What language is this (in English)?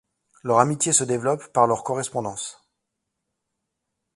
French